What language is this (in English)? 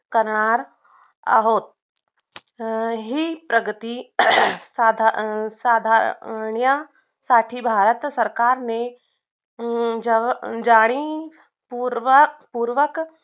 Marathi